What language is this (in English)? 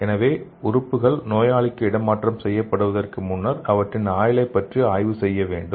Tamil